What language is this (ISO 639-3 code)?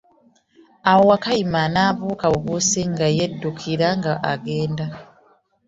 lug